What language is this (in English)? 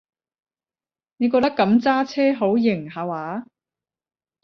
Cantonese